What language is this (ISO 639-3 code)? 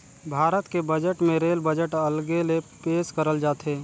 hne